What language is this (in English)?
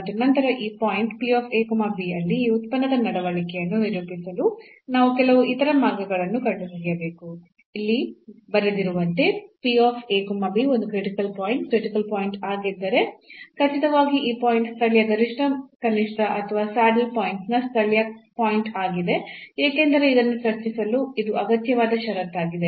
Kannada